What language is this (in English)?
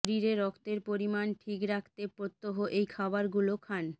Bangla